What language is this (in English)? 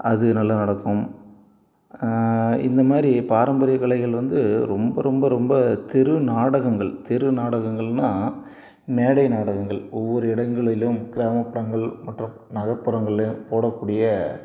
Tamil